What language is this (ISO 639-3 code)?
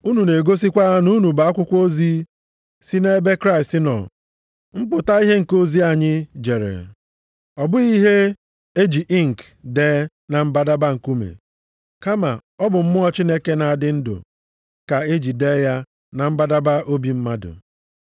ibo